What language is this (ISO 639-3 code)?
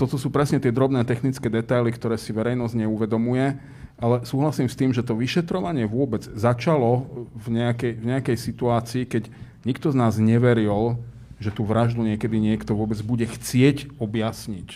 slk